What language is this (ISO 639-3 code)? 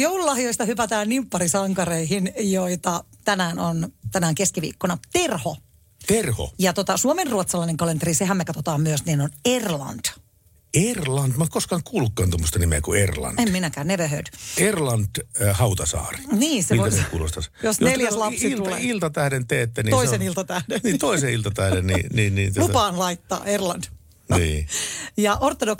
fin